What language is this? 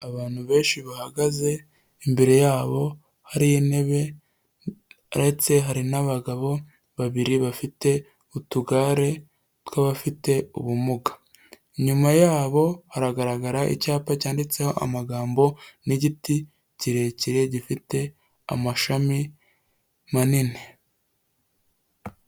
Kinyarwanda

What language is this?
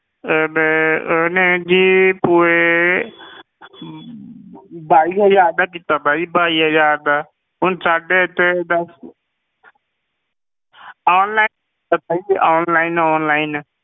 Punjabi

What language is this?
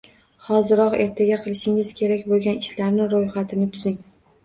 Uzbek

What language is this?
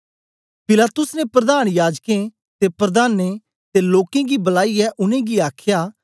Dogri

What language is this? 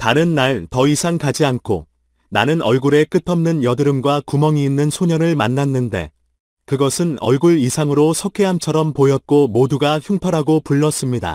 Korean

